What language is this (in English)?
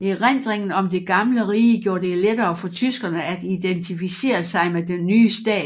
Danish